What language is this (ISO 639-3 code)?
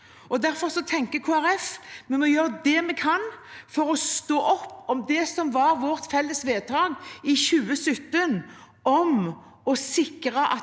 nor